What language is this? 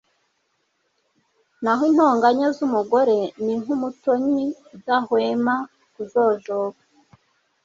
Kinyarwanda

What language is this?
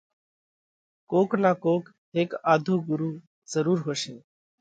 Parkari Koli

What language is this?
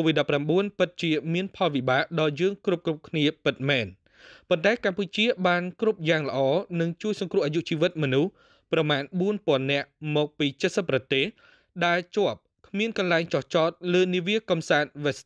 Thai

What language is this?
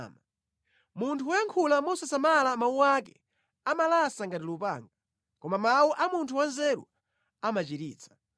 Nyanja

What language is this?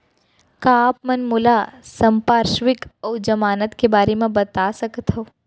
Chhattisgarhi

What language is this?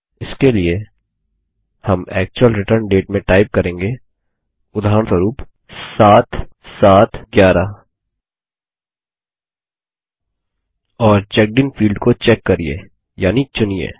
Hindi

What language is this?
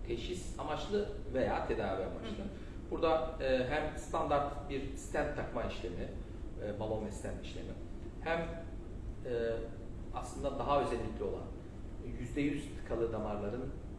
Turkish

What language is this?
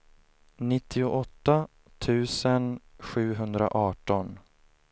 Swedish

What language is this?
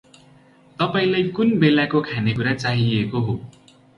Nepali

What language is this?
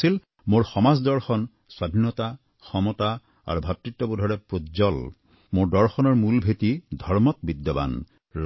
Assamese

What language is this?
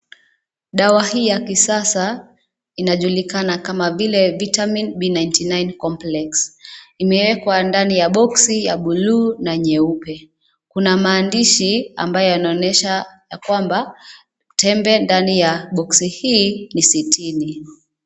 Swahili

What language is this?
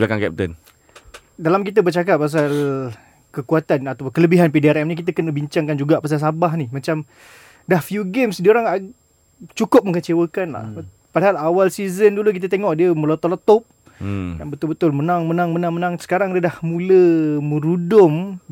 Malay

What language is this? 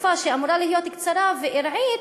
Hebrew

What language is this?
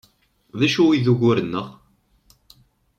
Kabyle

